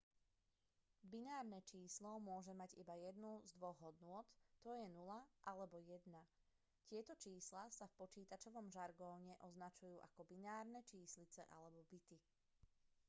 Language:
Slovak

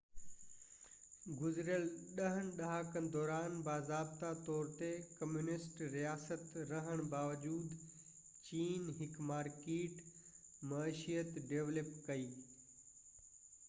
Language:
Sindhi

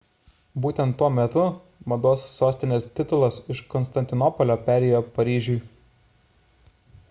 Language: Lithuanian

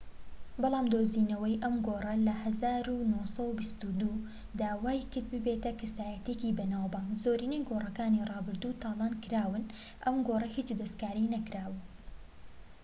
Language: Central Kurdish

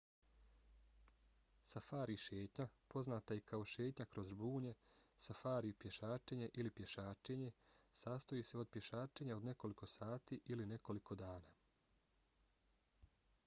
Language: Bosnian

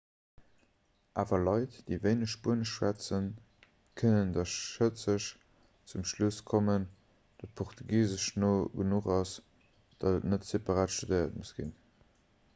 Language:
Luxembourgish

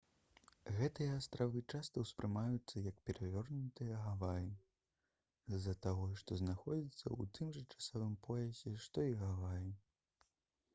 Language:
Belarusian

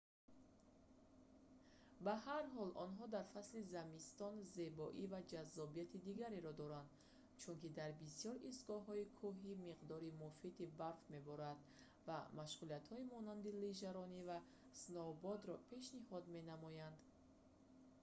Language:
Tajik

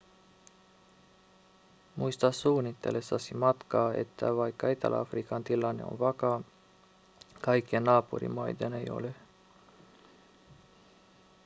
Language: Finnish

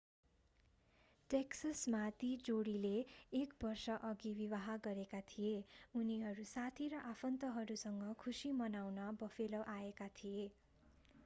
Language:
Nepali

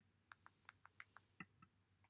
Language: Welsh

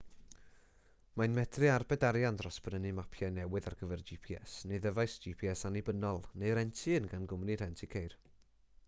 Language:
Welsh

